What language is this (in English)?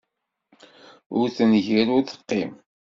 Kabyle